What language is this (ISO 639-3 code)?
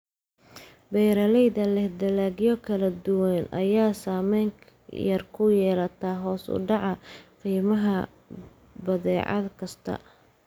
som